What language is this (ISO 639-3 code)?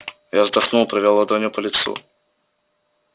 rus